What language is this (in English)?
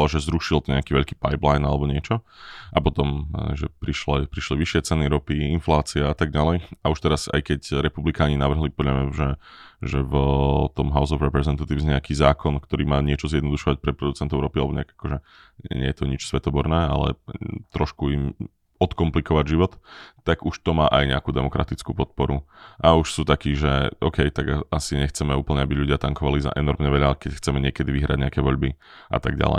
Slovak